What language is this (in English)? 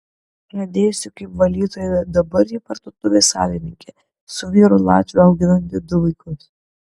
Lithuanian